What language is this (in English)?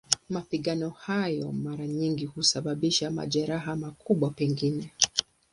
Swahili